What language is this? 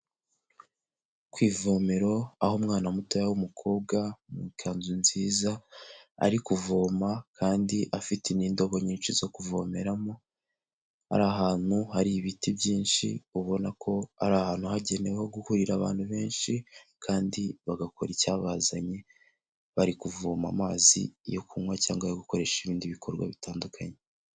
Kinyarwanda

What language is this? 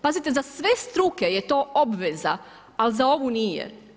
Croatian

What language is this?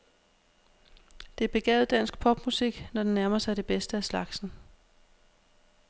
Danish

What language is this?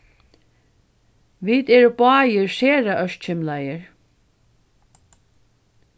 Faroese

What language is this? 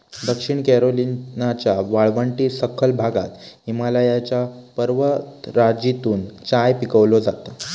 Marathi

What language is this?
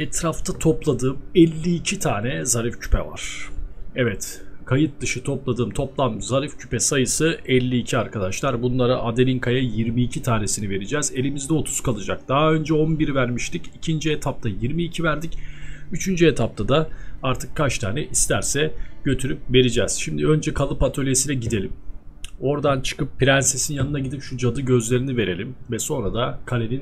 Turkish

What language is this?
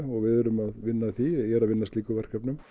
Icelandic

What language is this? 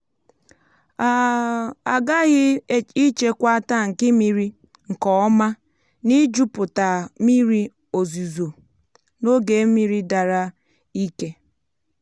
Igbo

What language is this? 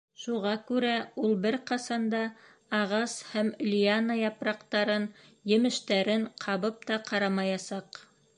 Bashkir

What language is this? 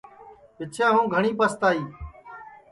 Sansi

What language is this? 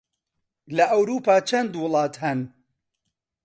Central Kurdish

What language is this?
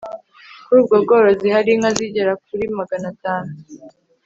Kinyarwanda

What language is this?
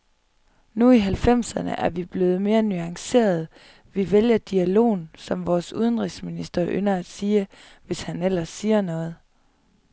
Danish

